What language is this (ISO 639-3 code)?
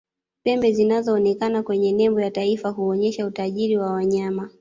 swa